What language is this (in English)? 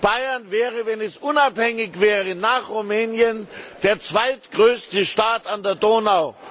German